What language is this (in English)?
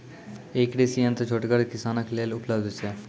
Maithili